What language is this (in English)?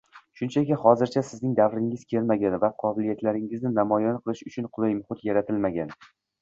Uzbek